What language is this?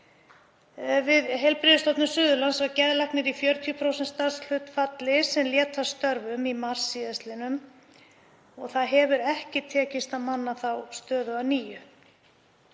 Icelandic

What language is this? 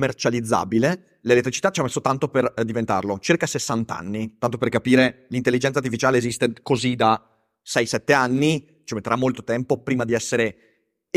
Italian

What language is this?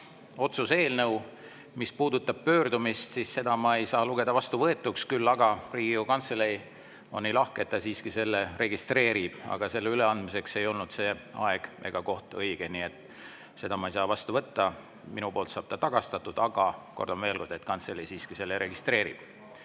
Estonian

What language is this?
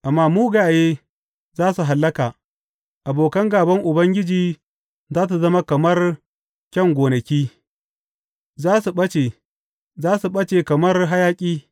Hausa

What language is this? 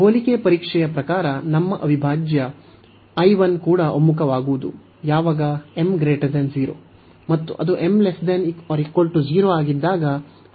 Kannada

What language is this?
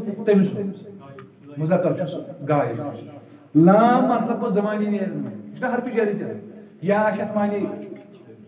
Turkish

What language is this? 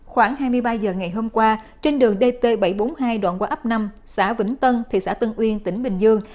Vietnamese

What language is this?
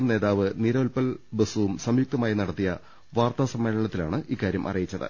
Malayalam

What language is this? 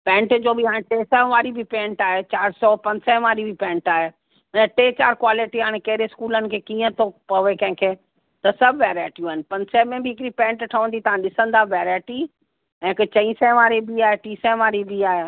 Sindhi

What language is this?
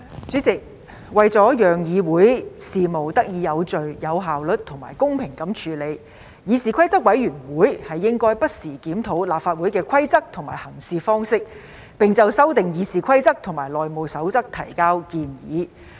Cantonese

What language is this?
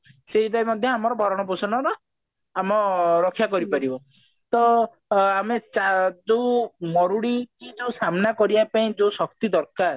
Odia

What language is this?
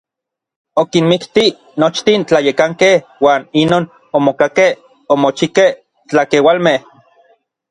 Orizaba Nahuatl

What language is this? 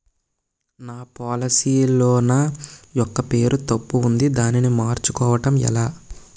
Telugu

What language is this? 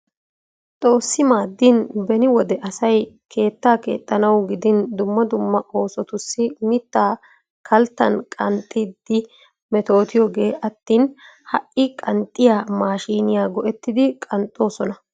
Wolaytta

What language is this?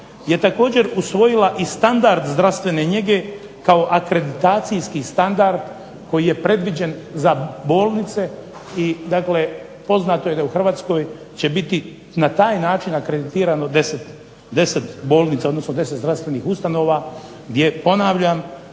Croatian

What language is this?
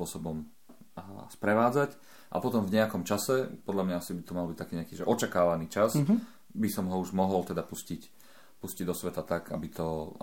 Slovak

